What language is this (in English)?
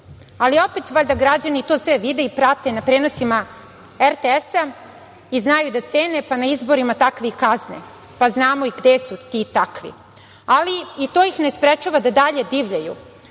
Serbian